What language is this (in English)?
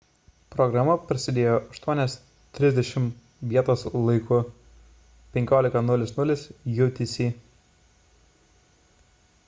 Lithuanian